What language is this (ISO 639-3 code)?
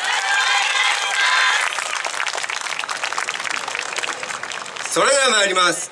jpn